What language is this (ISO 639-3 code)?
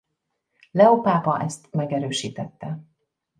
hun